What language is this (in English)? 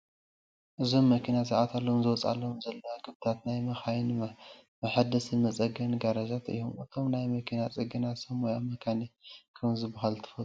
Tigrinya